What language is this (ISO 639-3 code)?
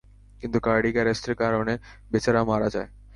ben